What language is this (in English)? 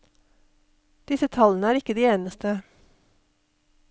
Norwegian